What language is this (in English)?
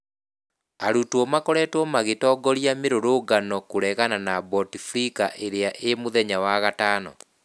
Kikuyu